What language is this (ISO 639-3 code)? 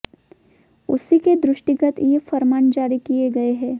hin